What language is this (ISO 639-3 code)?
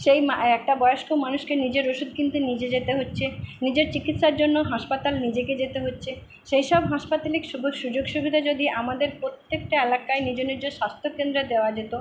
ben